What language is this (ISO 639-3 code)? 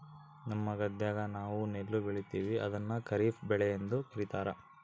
kan